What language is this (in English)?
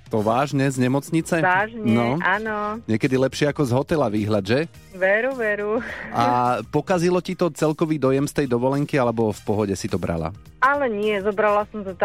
Slovak